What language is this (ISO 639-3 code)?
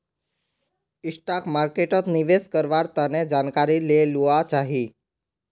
mag